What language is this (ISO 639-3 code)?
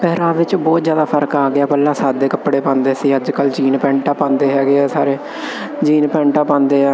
pan